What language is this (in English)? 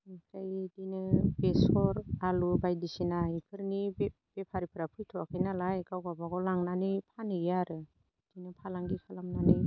Bodo